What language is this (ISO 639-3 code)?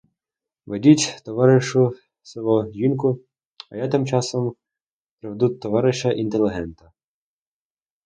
ukr